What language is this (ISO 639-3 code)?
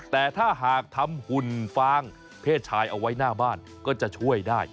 tha